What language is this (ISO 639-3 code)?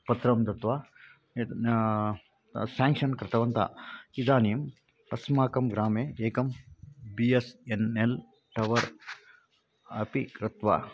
san